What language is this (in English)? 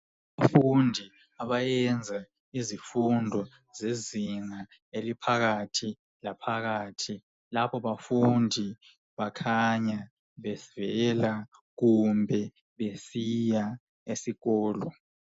North Ndebele